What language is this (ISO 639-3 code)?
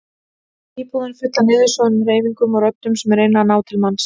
isl